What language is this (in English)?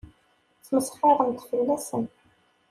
Kabyle